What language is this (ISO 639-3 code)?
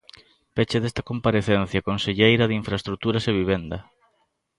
glg